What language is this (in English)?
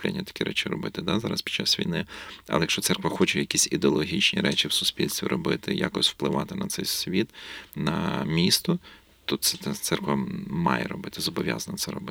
Ukrainian